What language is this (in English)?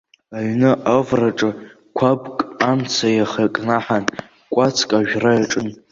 Abkhazian